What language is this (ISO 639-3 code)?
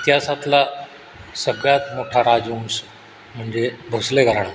mar